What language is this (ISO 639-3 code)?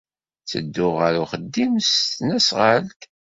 kab